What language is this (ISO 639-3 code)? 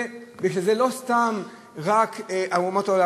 heb